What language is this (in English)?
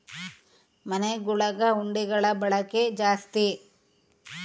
Kannada